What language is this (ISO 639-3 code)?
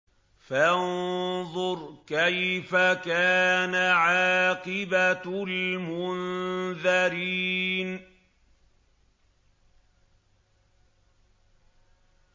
ara